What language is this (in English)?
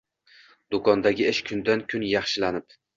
Uzbek